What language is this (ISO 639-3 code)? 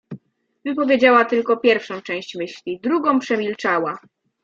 pol